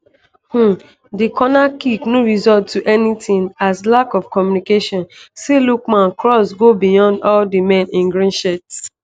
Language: Nigerian Pidgin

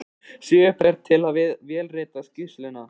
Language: Icelandic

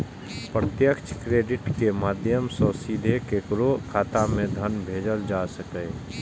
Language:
Maithili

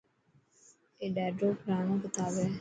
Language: Dhatki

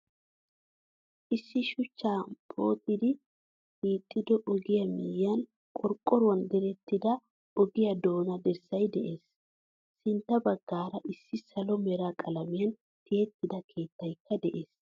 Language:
Wolaytta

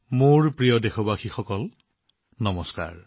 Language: Assamese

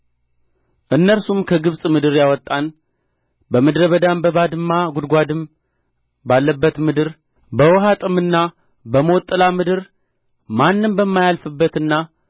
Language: Amharic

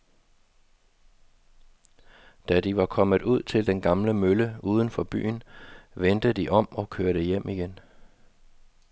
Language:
Danish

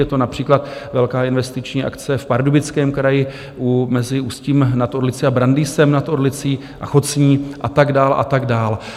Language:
Czech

